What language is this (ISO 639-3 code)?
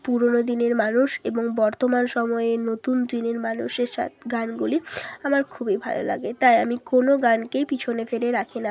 ben